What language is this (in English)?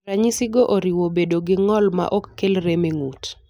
Luo (Kenya and Tanzania)